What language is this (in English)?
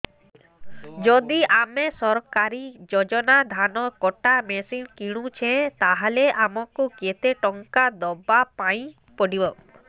Odia